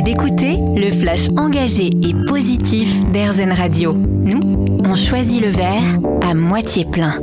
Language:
French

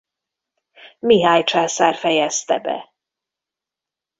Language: Hungarian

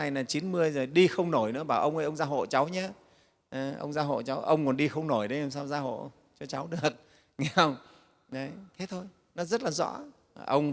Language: Vietnamese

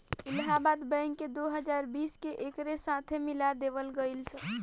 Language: Bhojpuri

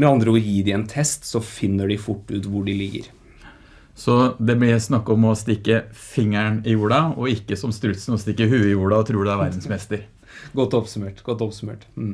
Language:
Norwegian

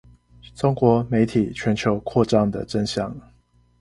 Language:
Chinese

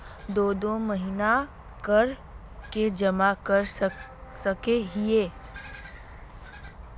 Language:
Magahi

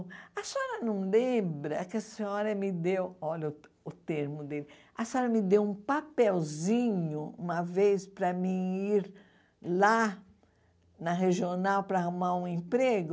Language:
Portuguese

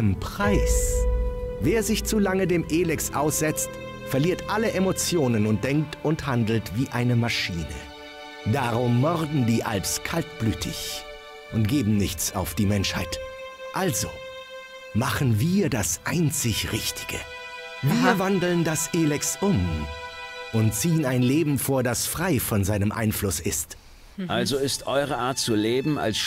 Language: German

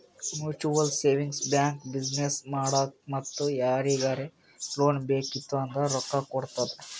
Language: Kannada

